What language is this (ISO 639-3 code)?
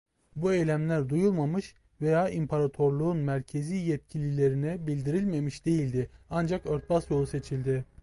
tur